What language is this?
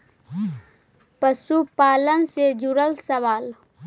Magahi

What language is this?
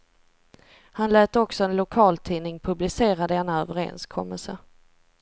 Swedish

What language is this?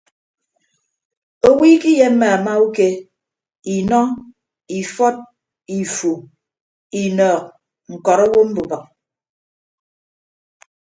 Ibibio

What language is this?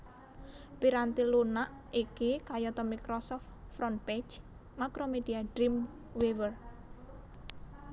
Javanese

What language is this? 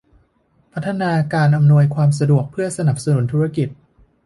Thai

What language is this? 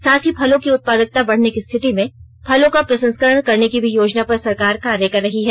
Hindi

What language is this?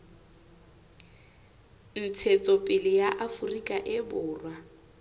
Southern Sotho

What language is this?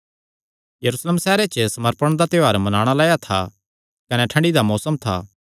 Kangri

